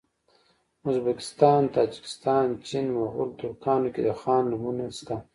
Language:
Pashto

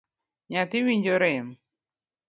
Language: Luo (Kenya and Tanzania)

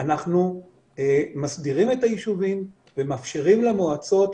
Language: Hebrew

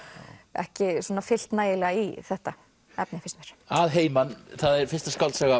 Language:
Icelandic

